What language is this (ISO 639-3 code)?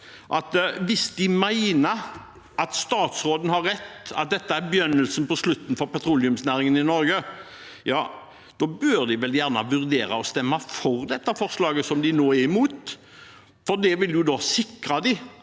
nor